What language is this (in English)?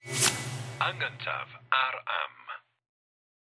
Welsh